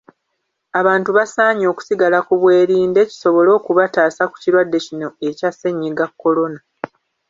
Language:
Ganda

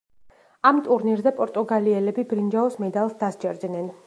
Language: Georgian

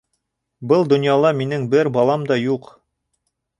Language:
Bashkir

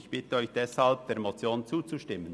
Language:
Swiss German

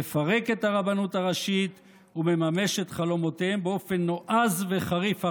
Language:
Hebrew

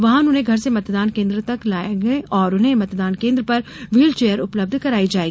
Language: Hindi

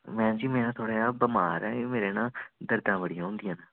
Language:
Dogri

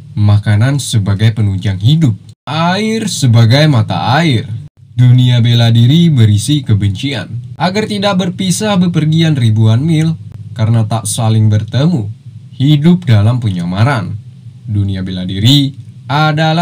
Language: Indonesian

